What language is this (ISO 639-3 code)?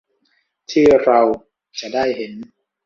tha